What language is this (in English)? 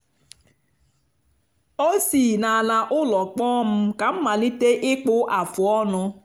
Igbo